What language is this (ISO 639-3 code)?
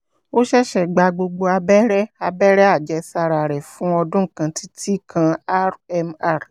yor